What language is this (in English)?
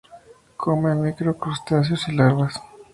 Spanish